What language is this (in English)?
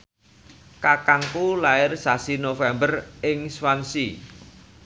Javanese